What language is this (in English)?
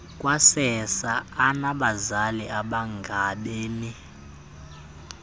Xhosa